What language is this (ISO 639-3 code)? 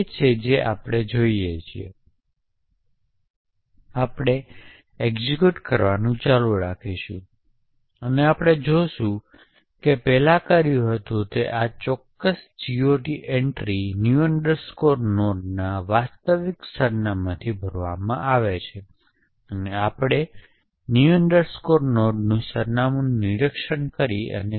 guj